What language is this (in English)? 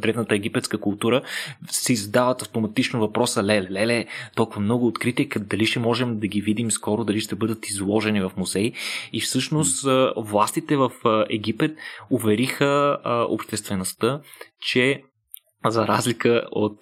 Bulgarian